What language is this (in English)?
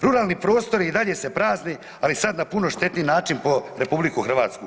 Croatian